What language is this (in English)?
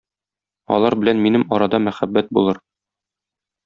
Tatar